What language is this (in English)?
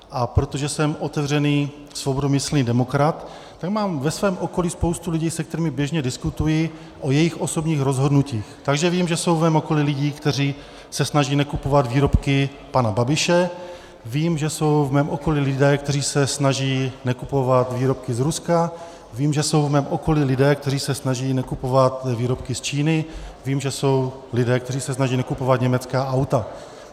Czech